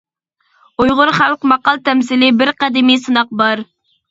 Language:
Uyghur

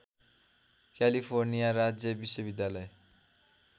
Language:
Nepali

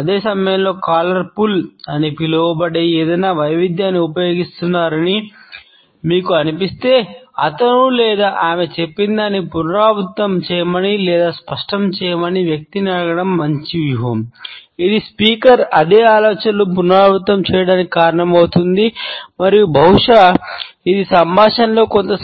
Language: Telugu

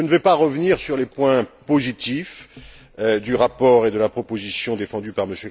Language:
French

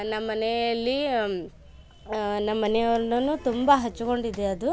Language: Kannada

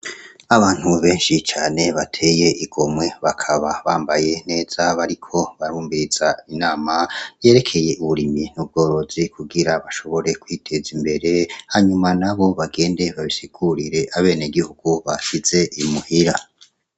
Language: Rundi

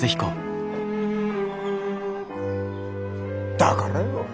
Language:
Japanese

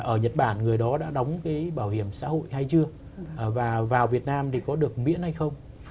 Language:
Vietnamese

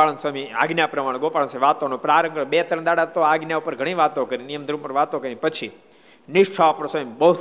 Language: Gujarati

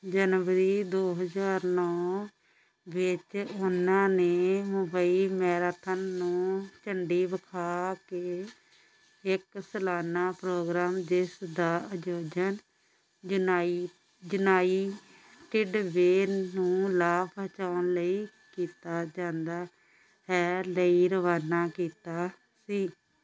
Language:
Punjabi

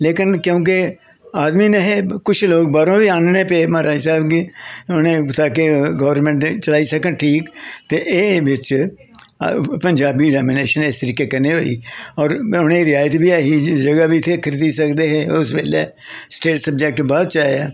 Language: Dogri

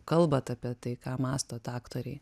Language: Lithuanian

